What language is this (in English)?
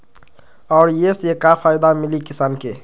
Magahi